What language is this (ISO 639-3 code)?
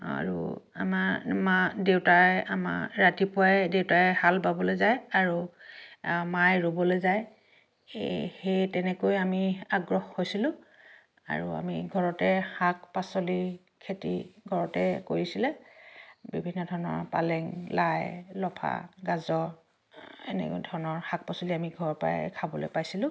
asm